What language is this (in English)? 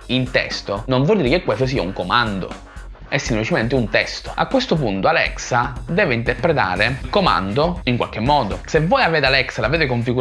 Italian